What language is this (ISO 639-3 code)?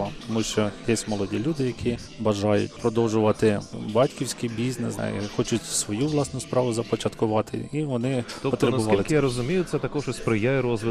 ukr